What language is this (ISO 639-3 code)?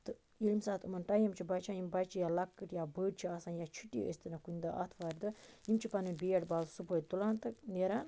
kas